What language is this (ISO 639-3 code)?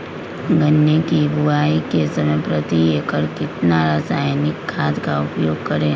mag